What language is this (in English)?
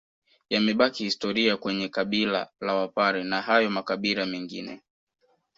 Swahili